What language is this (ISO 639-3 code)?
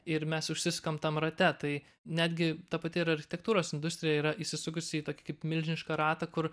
lit